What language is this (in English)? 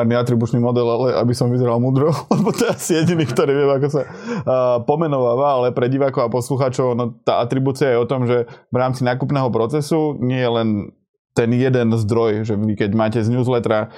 Slovak